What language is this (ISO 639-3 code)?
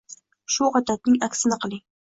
uzb